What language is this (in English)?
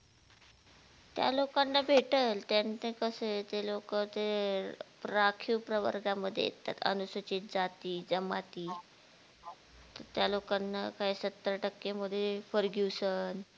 Marathi